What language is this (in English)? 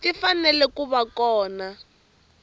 Tsonga